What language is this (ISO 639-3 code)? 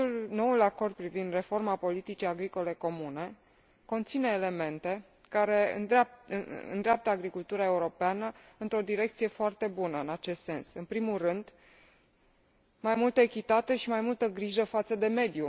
ron